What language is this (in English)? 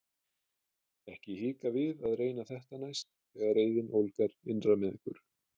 Icelandic